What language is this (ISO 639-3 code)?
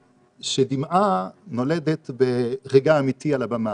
heb